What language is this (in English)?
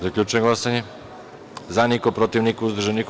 Serbian